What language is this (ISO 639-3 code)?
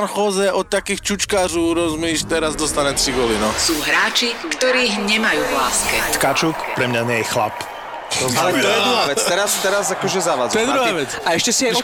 slk